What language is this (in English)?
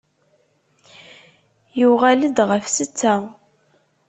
Kabyle